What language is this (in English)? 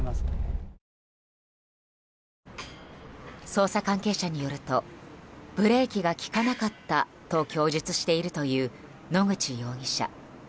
Japanese